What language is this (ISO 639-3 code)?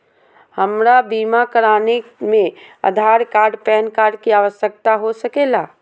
mag